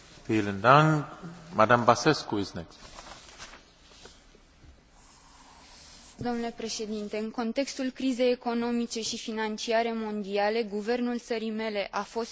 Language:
Romanian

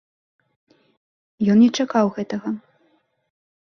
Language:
Belarusian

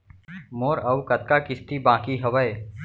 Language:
Chhattisgarhi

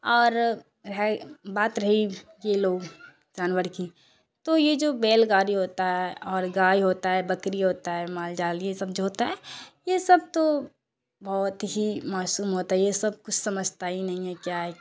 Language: Urdu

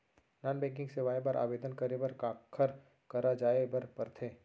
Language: Chhattisgarhi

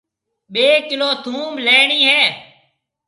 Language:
Marwari (Pakistan)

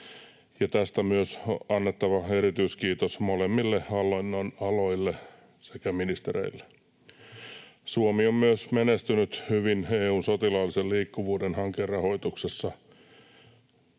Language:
Finnish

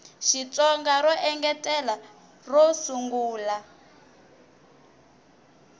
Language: Tsonga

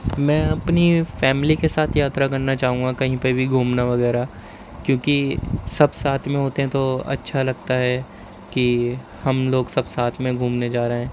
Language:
Urdu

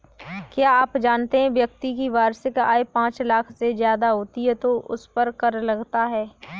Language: Hindi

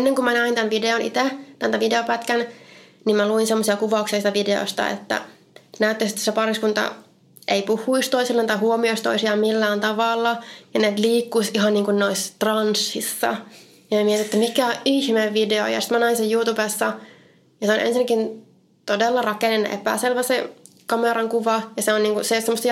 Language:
Finnish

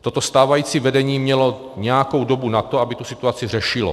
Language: Czech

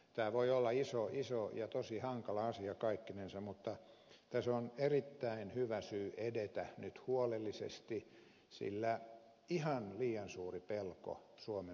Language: Finnish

